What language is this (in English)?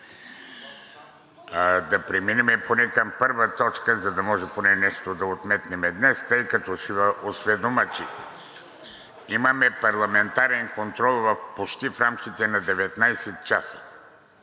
Bulgarian